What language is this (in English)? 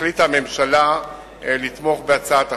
Hebrew